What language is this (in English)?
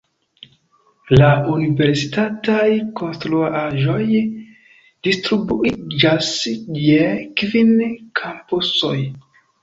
Esperanto